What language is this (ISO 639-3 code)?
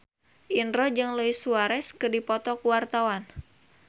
sun